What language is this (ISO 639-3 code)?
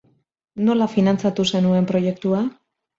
eus